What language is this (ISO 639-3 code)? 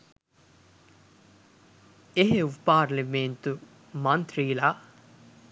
sin